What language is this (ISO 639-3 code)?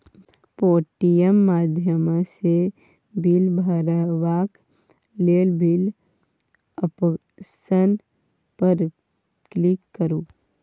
mai